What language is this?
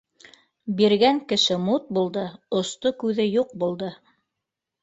Bashkir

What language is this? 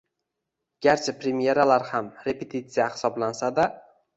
Uzbek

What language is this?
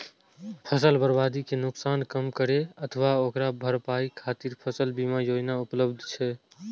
Maithili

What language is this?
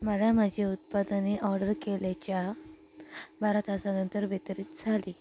Marathi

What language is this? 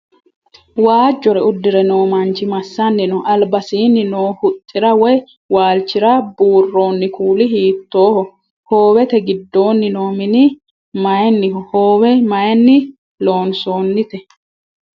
Sidamo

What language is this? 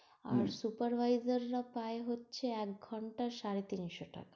Bangla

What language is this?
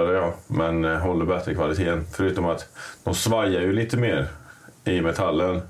Swedish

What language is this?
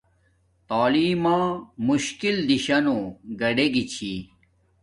Domaaki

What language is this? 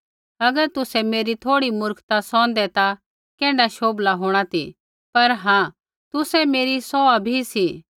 Kullu Pahari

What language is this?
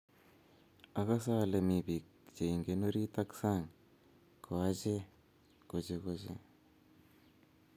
Kalenjin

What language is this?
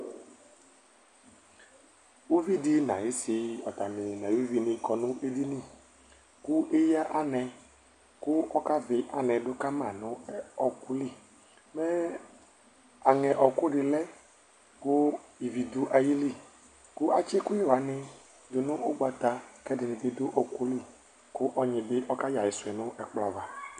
Ikposo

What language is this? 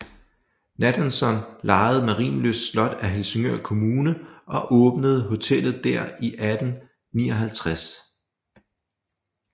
Danish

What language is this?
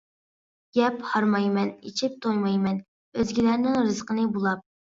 Uyghur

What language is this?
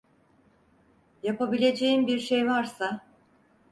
Turkish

